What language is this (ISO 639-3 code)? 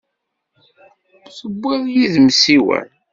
kab